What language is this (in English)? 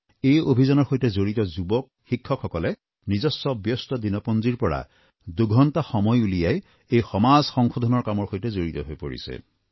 Assamese